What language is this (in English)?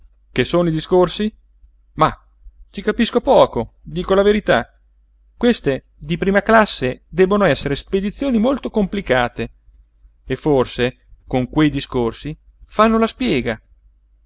Italian